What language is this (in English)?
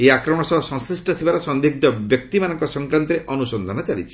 Odia